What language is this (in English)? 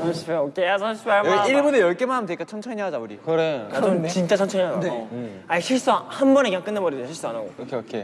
Korean